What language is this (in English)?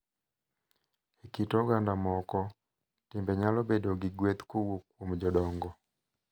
Luo (Kenya and Tanzania)